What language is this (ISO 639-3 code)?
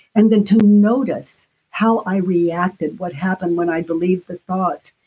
eng